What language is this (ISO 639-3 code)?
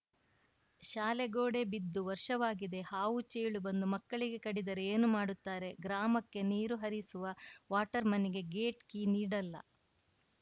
kan